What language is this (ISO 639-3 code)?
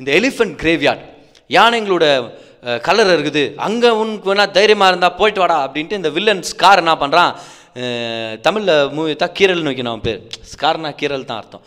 tam